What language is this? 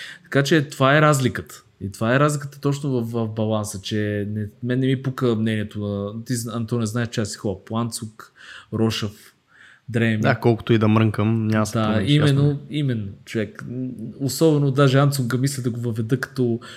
Bulgarian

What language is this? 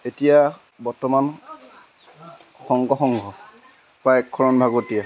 Assamese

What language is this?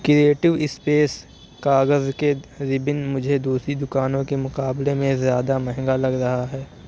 Urdu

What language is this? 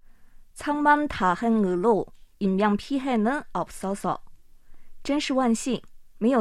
Chinese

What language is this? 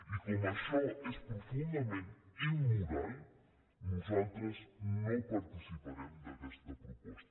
Catalan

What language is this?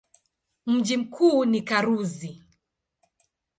Swahili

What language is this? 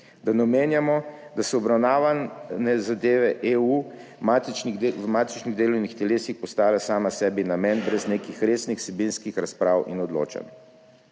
Slovenian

